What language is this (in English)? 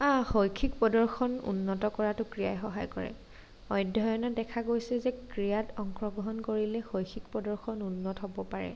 Assamese